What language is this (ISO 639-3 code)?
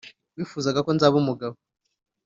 kin